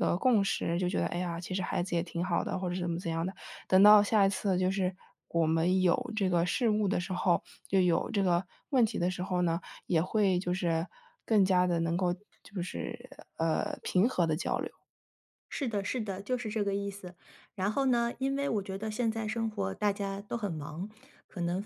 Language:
Chinese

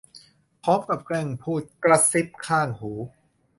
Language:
Thai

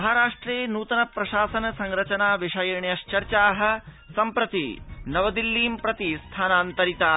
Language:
Sanskrit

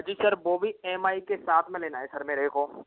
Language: Hindi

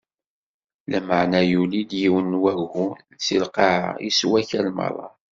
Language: Kabyle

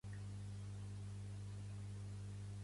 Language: Catalan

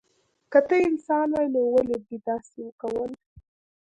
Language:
Pashto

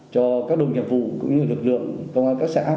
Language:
Vietnamese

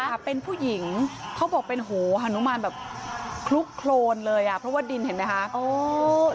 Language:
Thai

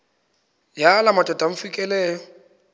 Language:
Xhosa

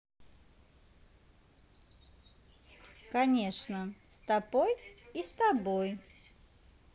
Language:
Russian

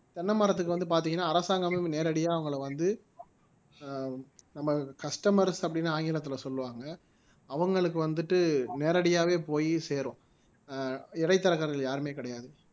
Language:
Tamil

